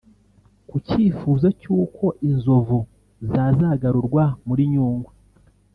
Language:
Kinyarwanda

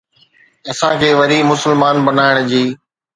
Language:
Sindhi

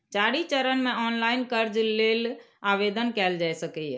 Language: Maithili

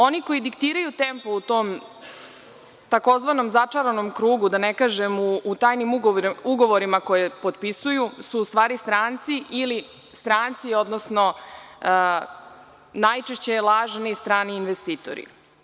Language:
Serbian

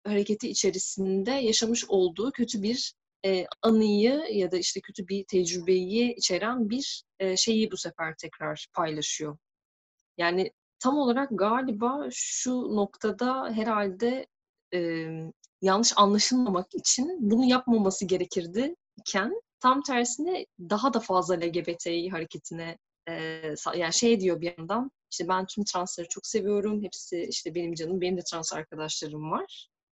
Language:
Turkish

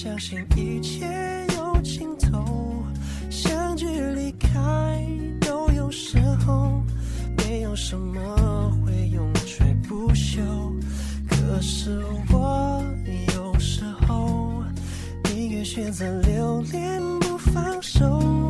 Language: Chinese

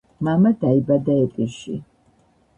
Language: Georgian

